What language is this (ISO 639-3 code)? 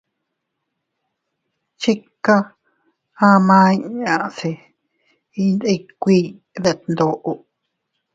cut